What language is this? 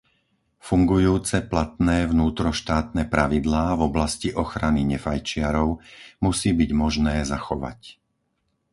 Slovak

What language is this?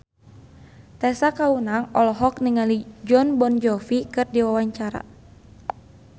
Sundanese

